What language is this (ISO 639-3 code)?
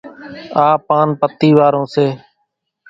gjk